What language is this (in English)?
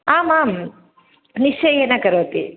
Sanskrit